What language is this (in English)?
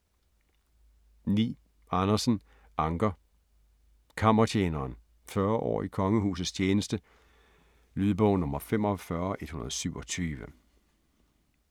Danish